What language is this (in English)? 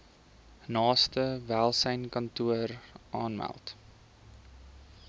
Afrikaans